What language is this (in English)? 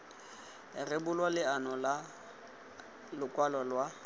Tswana